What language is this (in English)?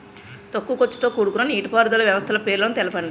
Telugu